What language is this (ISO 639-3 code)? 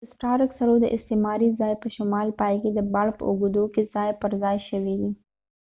pus